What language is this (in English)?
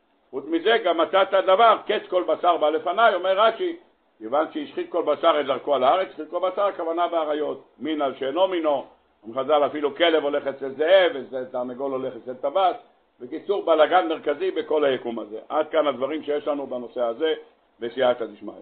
Hebrew